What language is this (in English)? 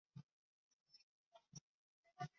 Chinese